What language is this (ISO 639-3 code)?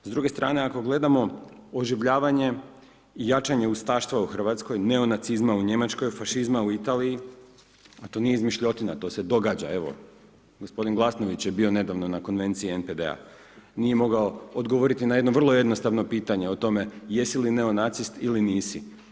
hrv